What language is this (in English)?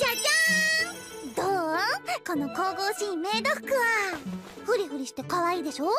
Japanese